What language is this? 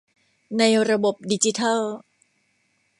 Thai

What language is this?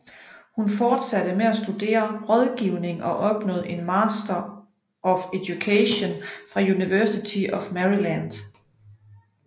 Danish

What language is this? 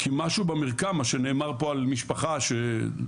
Hebrew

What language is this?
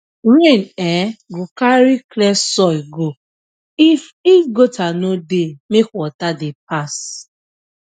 Nigerian Pidgin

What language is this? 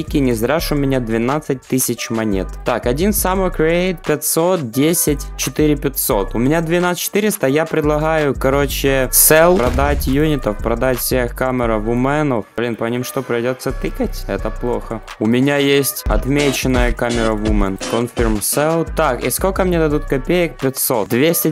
Russian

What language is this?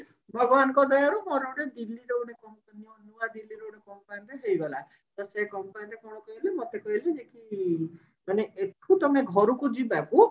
Odia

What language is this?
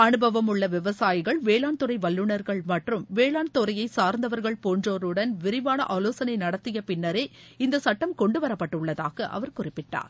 Tamil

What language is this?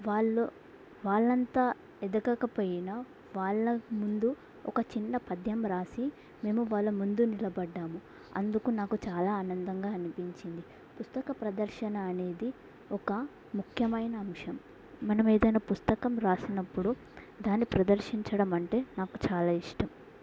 Telugu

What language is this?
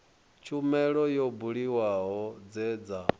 Venda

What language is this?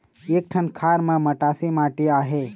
Chhattisgarhi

